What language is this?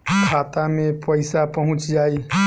Bhojpuri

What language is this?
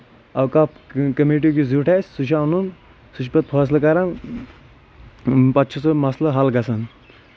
Kashmiri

